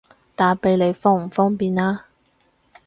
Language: Cantonese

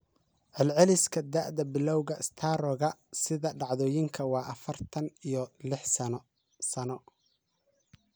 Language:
Somali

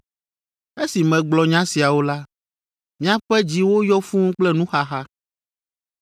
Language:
Ewe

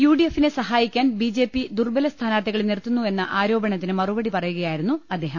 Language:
Malayalam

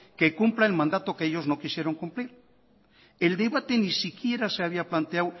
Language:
Spanish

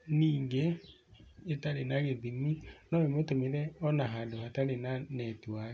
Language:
Kikuyu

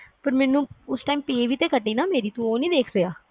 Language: Punjabi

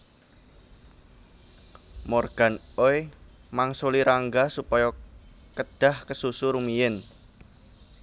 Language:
Javanese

